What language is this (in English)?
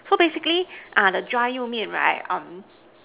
English